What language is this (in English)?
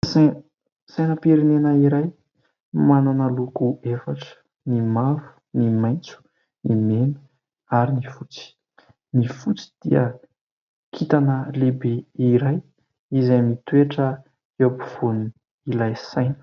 Malagasy